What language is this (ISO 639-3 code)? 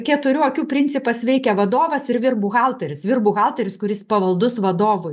lit